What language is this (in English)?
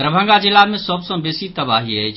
Maithili